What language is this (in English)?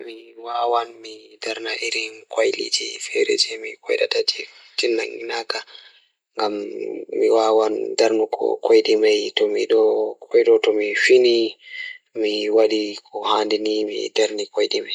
Fula